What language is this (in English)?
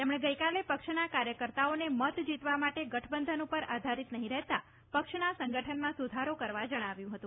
Gujarati